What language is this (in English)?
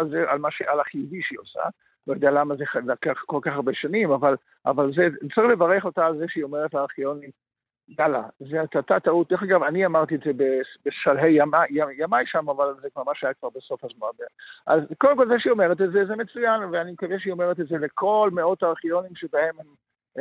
Hebrew